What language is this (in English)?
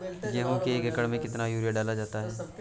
Hindi